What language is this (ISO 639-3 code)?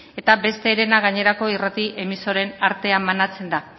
eus